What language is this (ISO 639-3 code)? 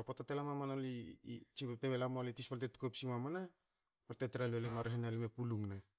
hao